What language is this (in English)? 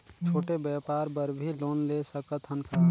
Chhattisgarhi